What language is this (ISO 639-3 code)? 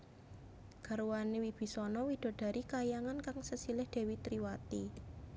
jav